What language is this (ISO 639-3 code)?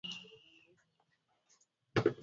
swa